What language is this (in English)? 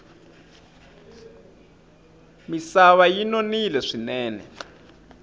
Tsonga